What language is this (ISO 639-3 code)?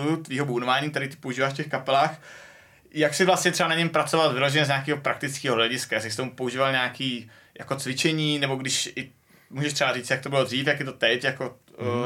ces